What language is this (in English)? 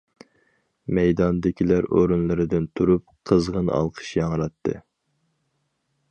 Uyghur